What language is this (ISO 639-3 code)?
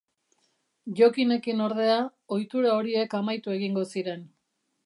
eus